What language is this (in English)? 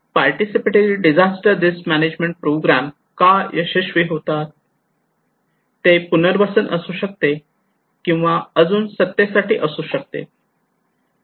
Marathi